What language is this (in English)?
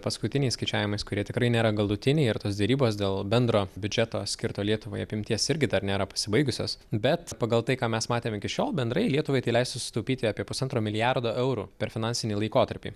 Lithuanian